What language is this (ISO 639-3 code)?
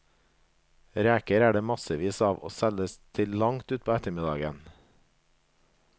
nor